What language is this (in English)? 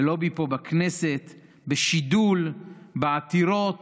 Hebrew